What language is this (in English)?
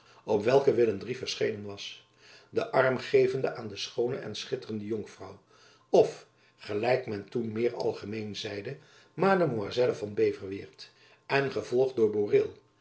Dutch